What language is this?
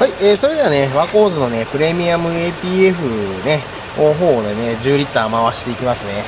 Japanese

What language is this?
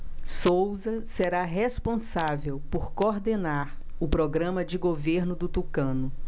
Portuguese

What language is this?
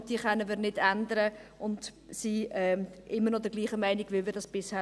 Swiss German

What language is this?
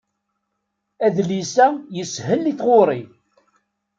Kabyle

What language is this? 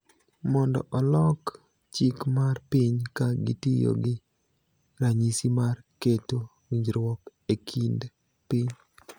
Luo (Kenya and Tanzania)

